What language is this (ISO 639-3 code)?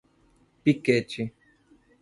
por